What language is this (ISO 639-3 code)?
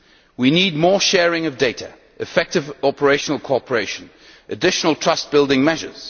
eng